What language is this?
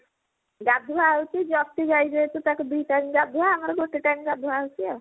Odia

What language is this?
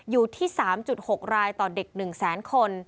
Thai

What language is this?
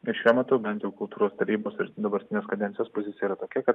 Lithuanian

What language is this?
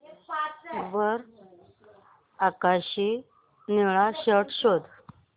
Marathi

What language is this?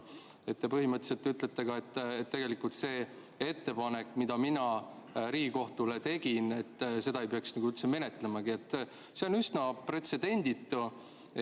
Estonian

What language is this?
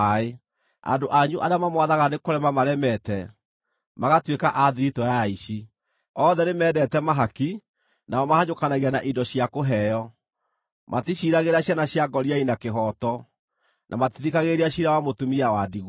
Kikuyu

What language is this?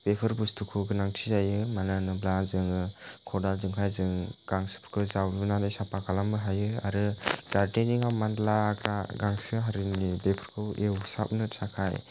Bodo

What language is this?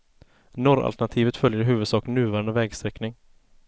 Swedish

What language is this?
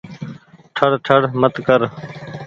Goaria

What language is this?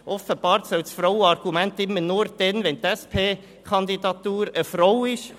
Swiss German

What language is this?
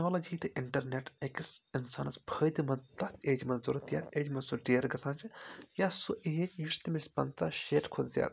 Kashmiri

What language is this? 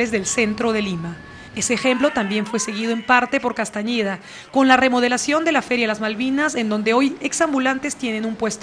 Spanish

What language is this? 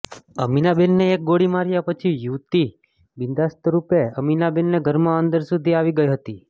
Gujarati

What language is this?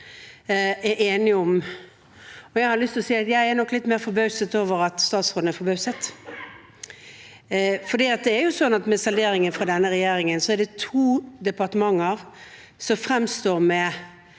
Norwegian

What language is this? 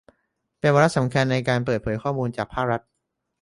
Thai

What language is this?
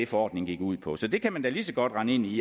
Danish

